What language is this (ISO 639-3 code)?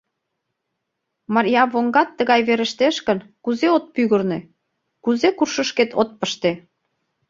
chm